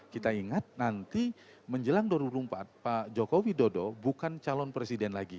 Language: Indonesian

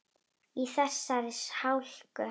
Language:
Icelandic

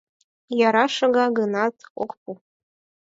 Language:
Mari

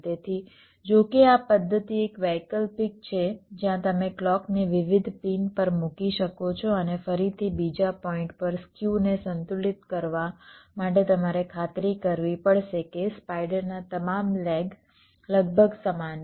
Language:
Gujarati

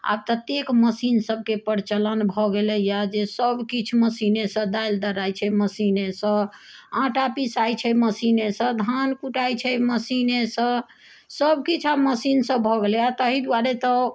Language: Maithili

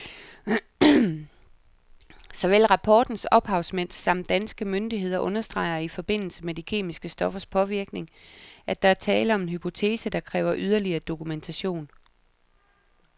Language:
Danish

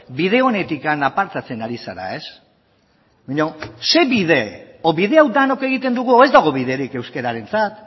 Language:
Basque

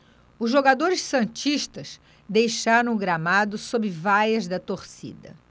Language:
Portuguese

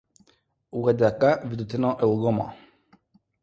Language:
Lithuanian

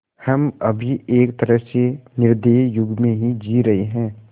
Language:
Hindi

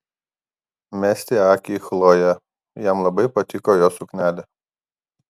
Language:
Lithuanian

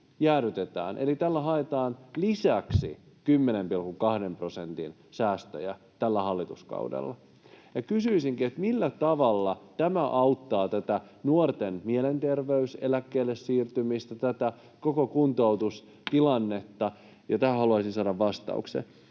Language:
Finnish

